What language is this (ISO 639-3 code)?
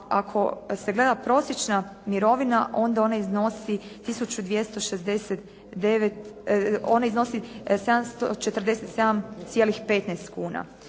hrv